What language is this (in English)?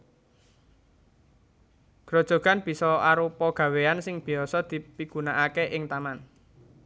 Javanese